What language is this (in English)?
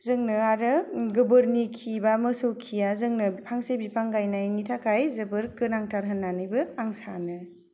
Bodo